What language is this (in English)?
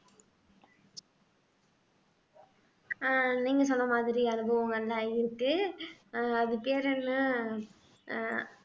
Tamil